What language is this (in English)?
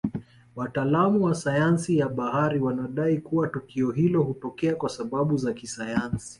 Swahili